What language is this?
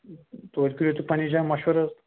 Kashmiri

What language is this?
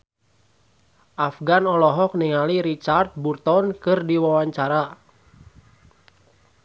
Sundanese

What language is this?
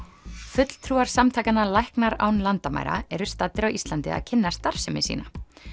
Icelandic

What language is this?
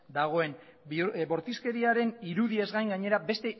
Basque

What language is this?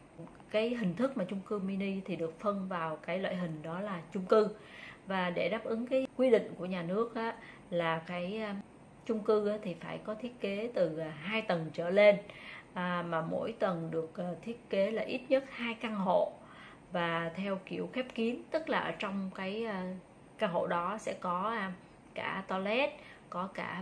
Vietnamese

